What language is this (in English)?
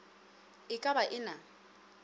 Northern Sotho